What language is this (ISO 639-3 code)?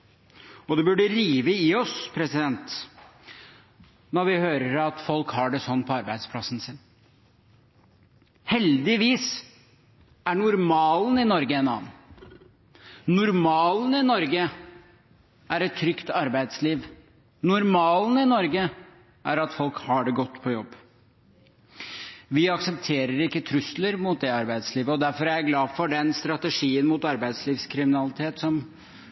nob